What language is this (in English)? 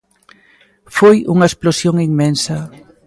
Galician